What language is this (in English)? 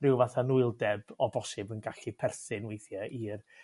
Welsh